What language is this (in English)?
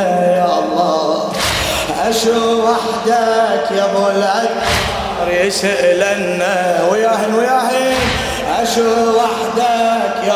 Arabic